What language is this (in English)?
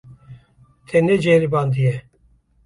Kurdish